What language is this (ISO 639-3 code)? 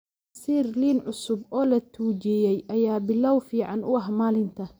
som